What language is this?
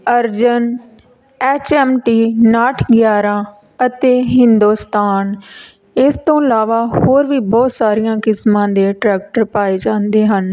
Punjabi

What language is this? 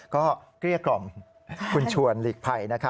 Thai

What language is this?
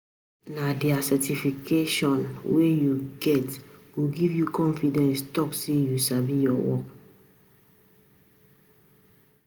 Nigerian Pidgin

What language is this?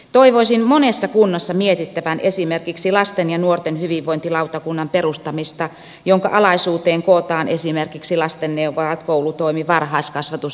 Finnish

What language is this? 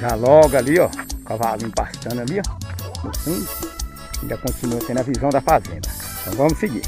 Portuguese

